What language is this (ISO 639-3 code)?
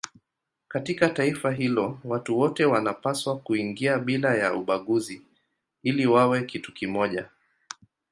swa